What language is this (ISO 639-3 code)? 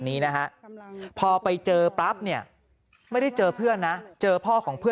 tha